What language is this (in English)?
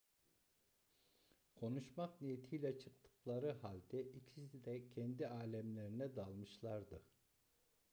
Turkish